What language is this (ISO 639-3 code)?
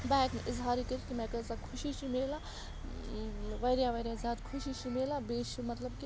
kas